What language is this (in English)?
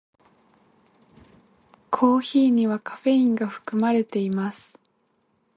Japanese